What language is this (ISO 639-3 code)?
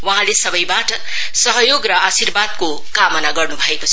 nep